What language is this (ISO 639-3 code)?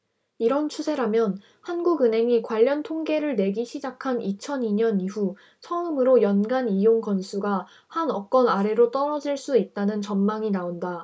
kor